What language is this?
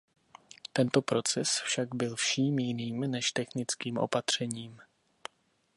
Czech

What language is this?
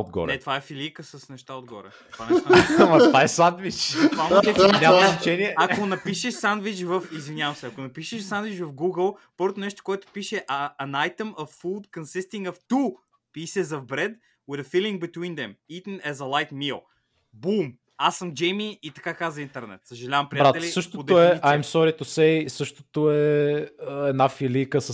Bulgarian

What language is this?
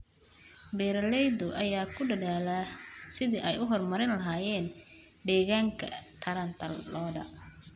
Somali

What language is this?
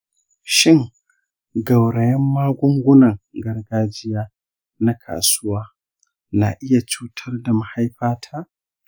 Hausa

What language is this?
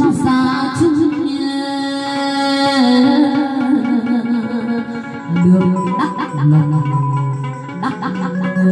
Vietnamese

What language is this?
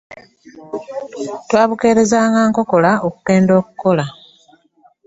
Ganda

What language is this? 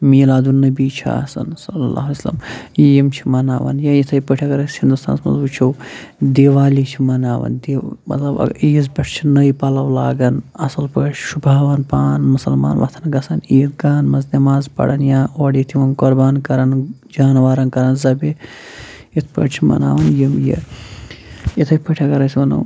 Kashmiri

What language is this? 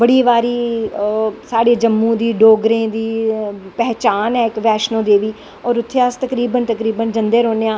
Dogri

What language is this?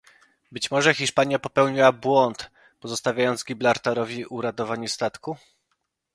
Polish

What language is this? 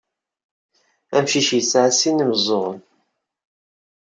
Kabyle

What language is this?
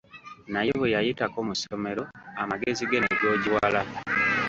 Ganda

